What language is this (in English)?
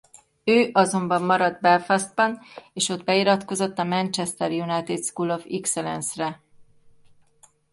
Hungarian